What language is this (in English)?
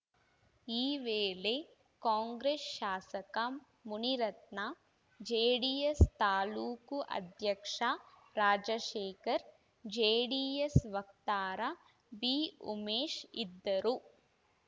Kannada